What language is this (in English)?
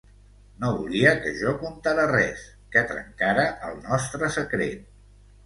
Catalan